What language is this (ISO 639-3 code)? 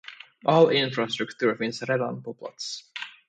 swe